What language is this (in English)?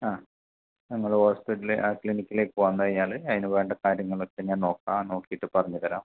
Malayalam